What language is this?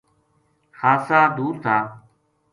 Gujari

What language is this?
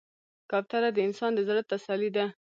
Pashto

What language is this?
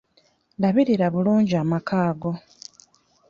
Ganda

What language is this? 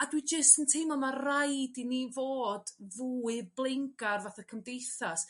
Welsh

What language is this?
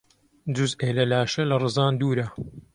Central Kurdish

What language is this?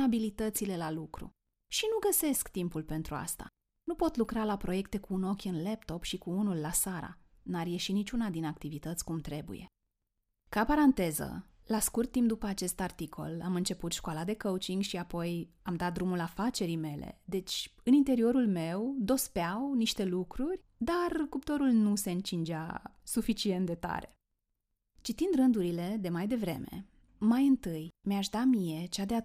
Romanian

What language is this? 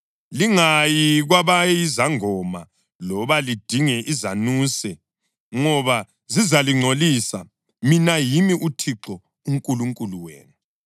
North Ndebele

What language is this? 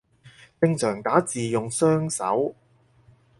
Cantonese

